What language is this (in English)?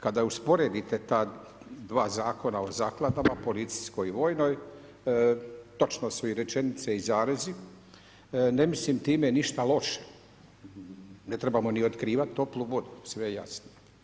Croatian